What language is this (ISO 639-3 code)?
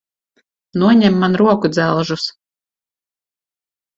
lav